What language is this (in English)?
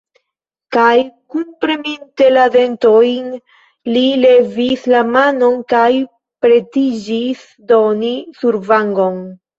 Esperanto